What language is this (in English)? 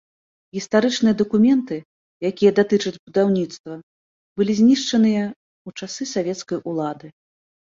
Belarusian